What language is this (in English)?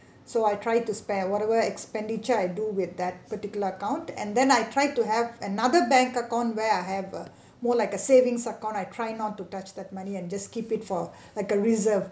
English